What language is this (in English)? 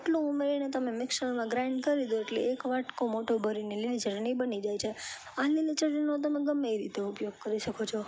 Gujarati